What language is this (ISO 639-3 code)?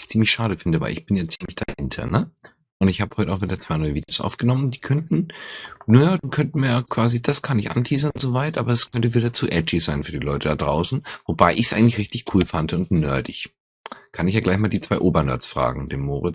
deu